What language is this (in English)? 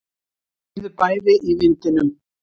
Icelandic